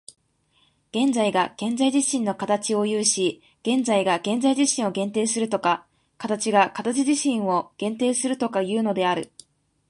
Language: Japanese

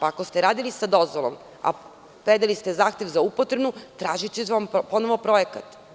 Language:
Serbian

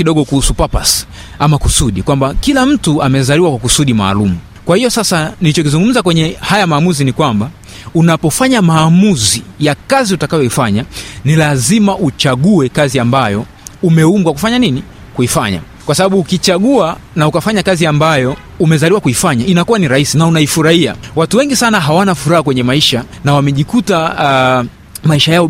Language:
Swahili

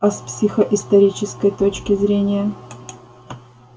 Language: Russian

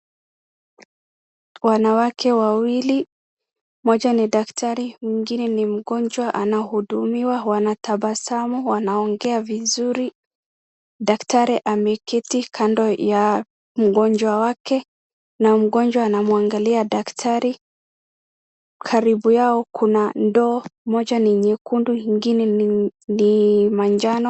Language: Swahili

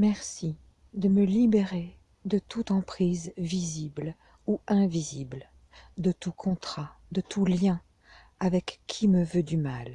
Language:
French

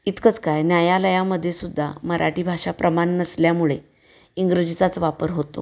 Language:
Marathi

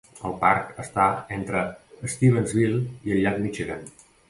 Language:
Catalan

